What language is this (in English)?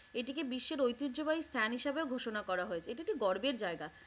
Bangla